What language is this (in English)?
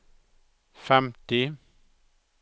Norwegian